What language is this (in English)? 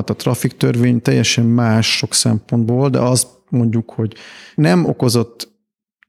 Hungarian